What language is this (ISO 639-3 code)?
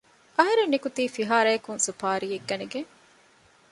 div